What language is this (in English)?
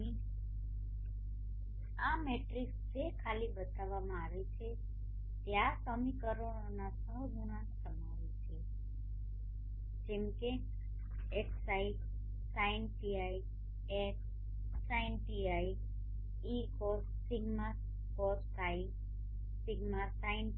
Gujarati